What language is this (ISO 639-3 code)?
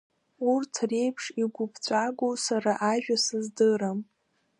abk